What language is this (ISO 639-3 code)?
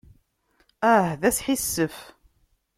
kab